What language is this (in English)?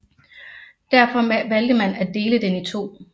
Danish